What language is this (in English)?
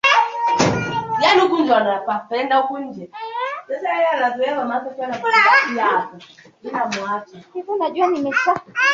Swahili